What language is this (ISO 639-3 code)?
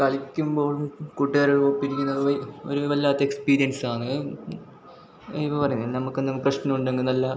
mal